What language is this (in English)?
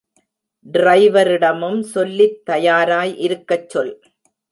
Tamil